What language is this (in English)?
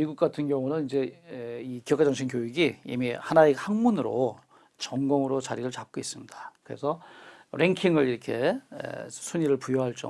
Korean